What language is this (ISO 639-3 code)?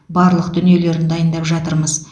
kaz